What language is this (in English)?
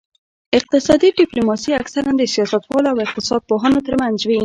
Pashto